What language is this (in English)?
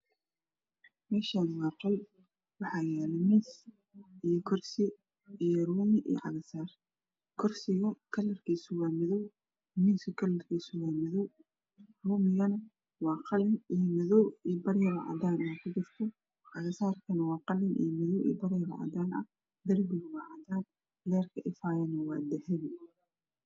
Somali